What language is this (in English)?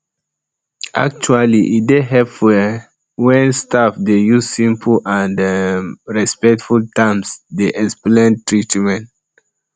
Nigerian Pidgin